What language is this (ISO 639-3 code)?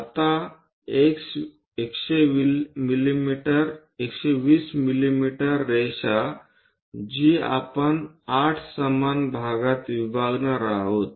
mar